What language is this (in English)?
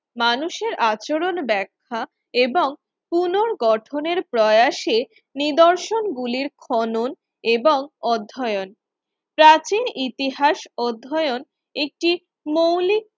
Bangla